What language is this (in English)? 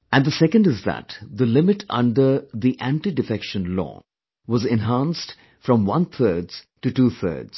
English